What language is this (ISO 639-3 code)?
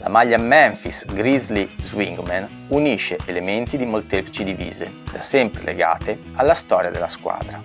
ita